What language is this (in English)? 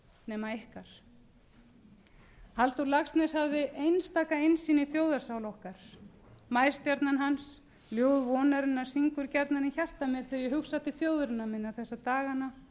Icelandic